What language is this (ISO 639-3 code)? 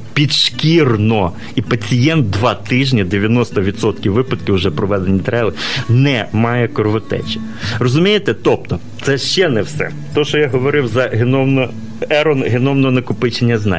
ukr